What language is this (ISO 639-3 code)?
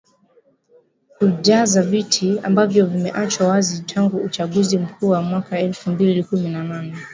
swa